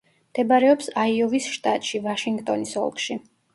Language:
Georgian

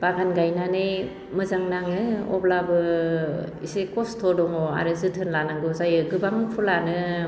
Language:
Bodo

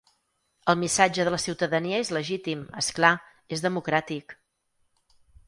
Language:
Catalan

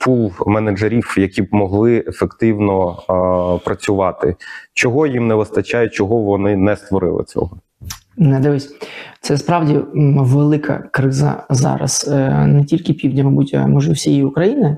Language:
Ukrainian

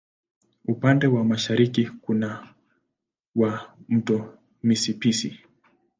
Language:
Swahili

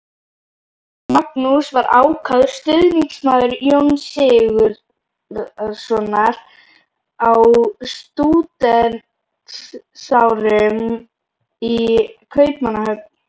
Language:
Icelandic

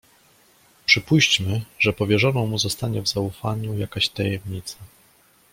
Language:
Polish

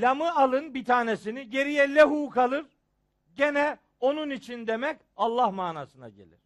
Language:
Turkish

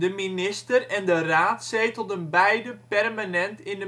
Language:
Dutch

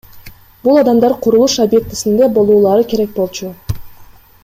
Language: Kyrgyz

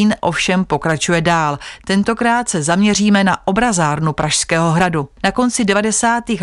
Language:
Czech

